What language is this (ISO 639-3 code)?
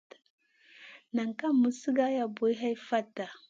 mcn